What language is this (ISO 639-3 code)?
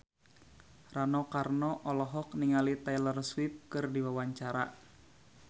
sun